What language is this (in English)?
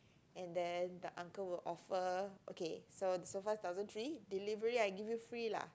English